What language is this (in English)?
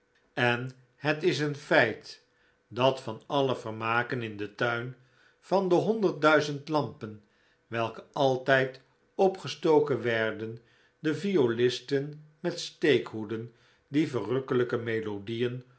Dutch